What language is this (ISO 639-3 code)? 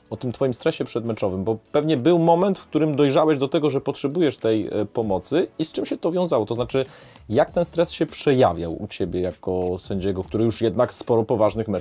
pol